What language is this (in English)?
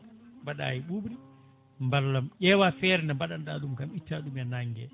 Fula